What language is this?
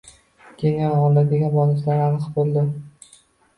Uzbek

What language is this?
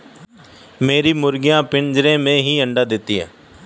Hindi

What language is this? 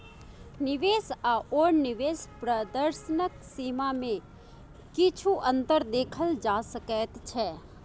Maithili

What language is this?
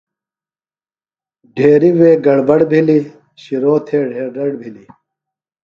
Phalura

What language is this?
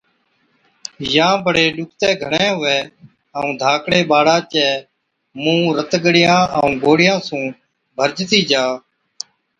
Od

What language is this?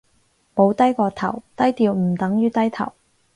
Cantonese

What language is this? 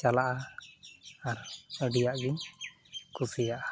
Santali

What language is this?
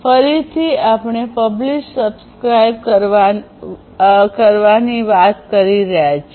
Gujarati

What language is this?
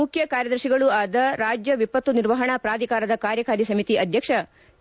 Kannada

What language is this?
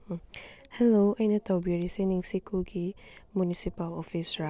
Manipuri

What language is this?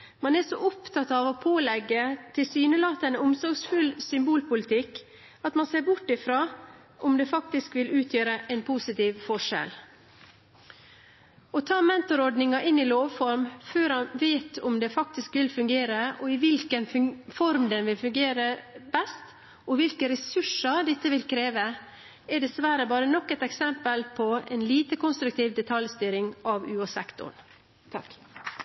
Norwegian Bokmål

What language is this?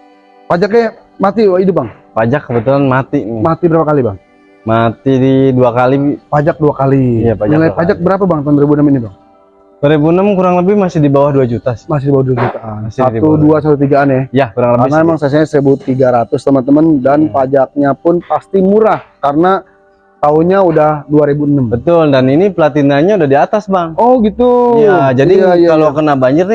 Indonesian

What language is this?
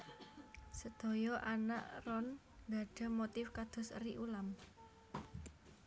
Javanese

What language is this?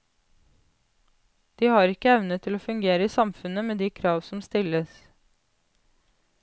Norwegian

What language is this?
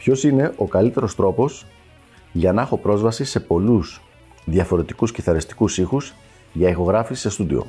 Greek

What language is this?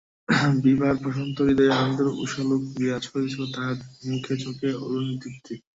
Bangla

